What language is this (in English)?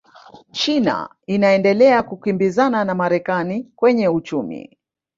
Swahili